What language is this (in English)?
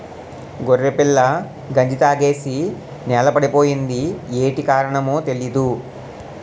Telugu